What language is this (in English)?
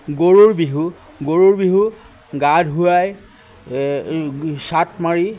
Assamese